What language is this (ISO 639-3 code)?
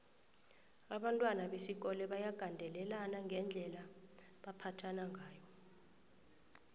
nbl